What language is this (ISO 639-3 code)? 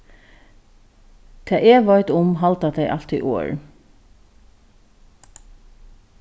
fao